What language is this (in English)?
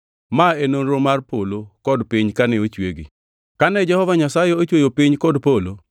Luo (Kenya and Tanzania)